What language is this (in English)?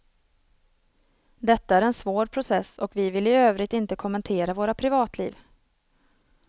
Swedish